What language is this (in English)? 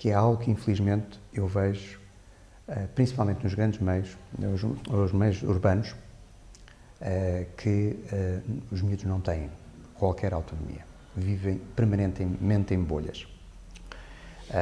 Portuguese